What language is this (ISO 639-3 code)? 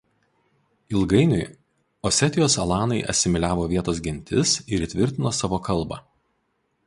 lit